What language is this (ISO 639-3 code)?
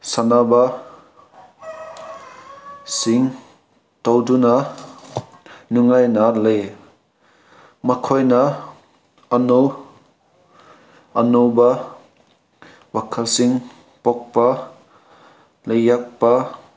mni